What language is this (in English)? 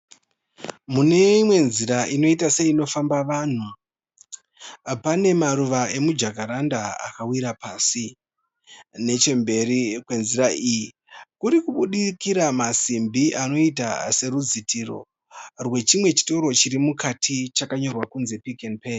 Shona